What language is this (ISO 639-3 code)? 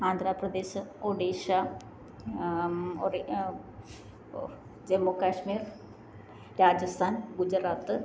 mal